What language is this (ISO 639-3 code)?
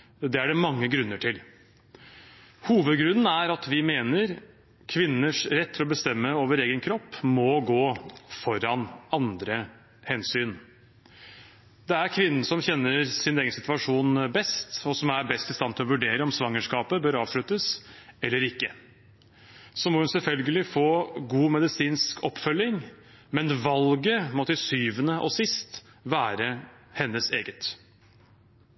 nob